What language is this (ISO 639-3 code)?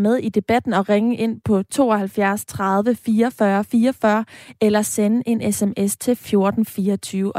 dan